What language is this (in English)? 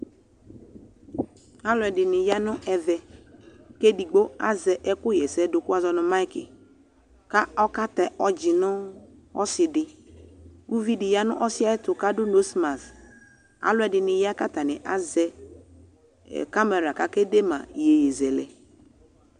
Ikposo